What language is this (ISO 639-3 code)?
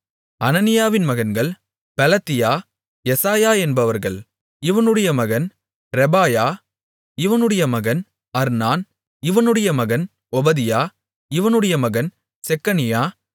tam